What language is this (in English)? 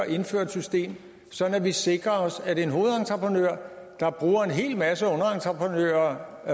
Danish